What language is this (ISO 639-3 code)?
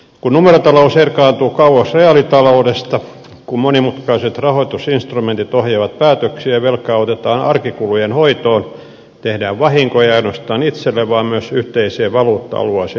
fin